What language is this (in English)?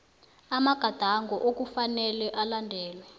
South Ndebele